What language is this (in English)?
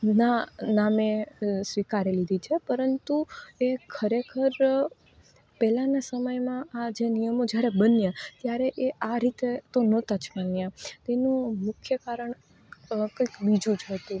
Gujarati